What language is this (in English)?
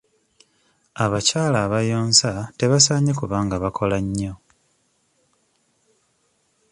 Ganda